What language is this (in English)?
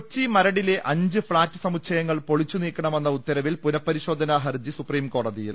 Malayalam